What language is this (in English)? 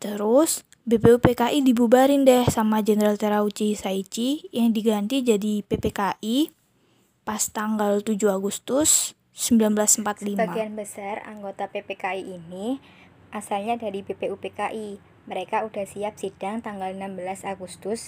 Indonesian